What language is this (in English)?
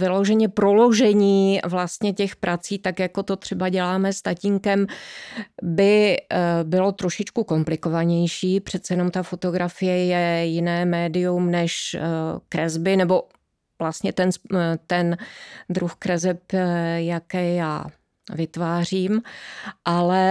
Czech